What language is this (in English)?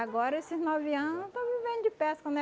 Portuguese